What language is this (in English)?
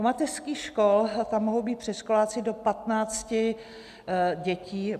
Czech